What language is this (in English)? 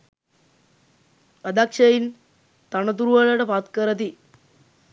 Sinhala